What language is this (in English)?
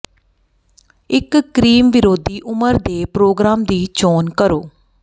Punjabi